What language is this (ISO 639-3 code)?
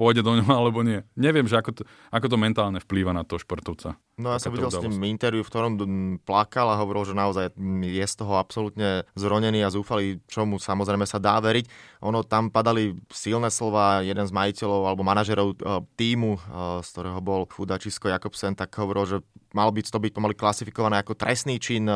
slk